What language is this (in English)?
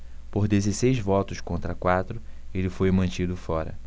Portuguese